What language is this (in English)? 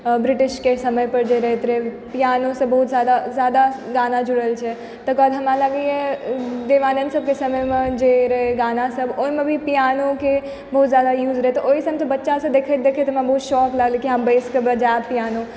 Maithili